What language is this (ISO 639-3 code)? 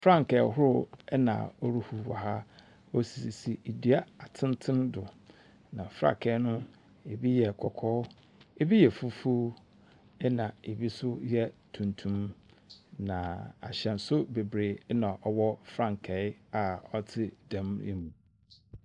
aka